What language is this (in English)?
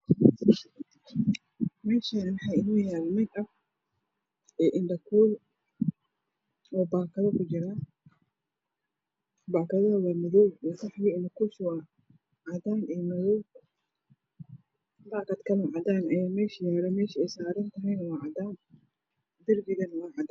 Somali